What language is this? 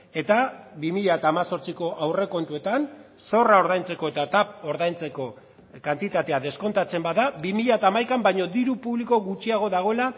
Basque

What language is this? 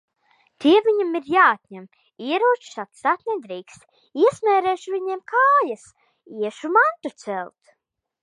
Latvian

